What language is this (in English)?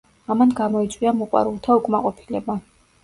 Georgian